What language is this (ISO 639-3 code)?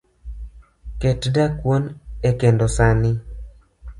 luo